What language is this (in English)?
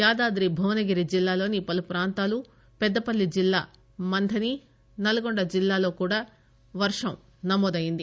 Telugu